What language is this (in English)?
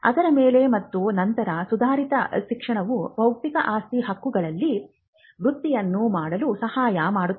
Kannada